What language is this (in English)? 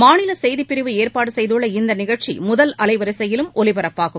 Tamil